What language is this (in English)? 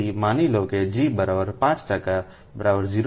Gujarati